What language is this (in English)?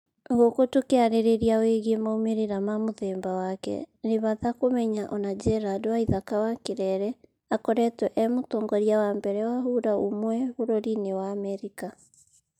Kikuyu